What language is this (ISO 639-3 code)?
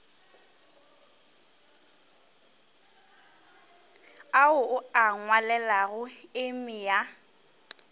nso